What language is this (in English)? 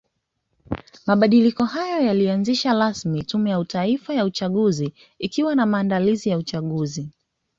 Swahili